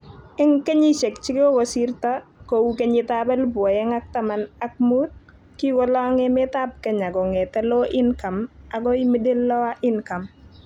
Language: Kalenjin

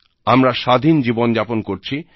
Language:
Bangla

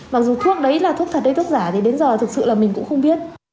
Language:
Vietnamese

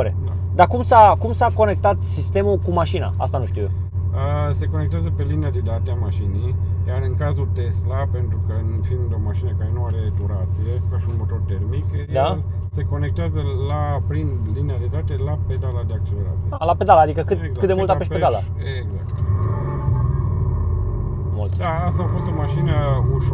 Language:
Romanian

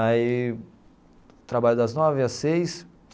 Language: Portuguese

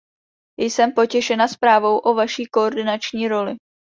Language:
Czech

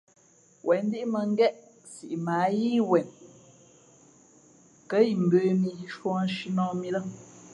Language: Fe'fe'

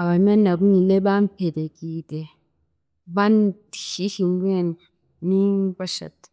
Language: Chiga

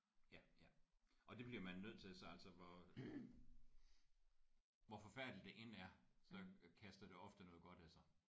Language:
Danish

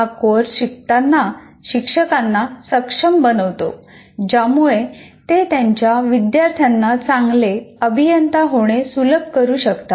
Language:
Marathi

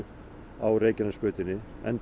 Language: Icelandic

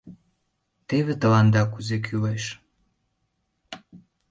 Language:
Mari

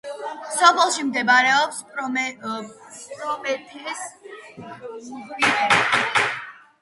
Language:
Georgian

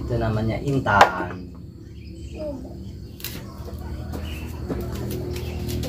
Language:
Indonesian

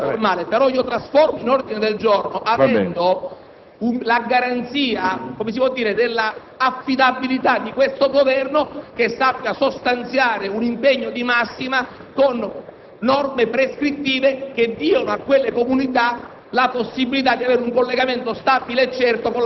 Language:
Italian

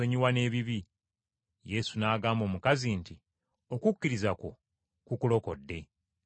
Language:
Ganda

